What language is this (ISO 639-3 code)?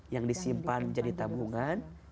ind